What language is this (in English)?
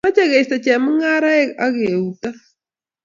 Kalenjin